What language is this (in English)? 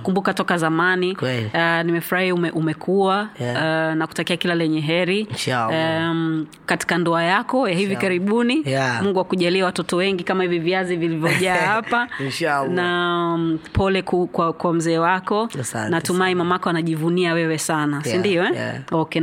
Swahili